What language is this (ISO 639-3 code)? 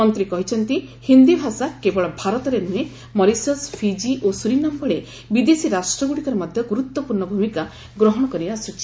ori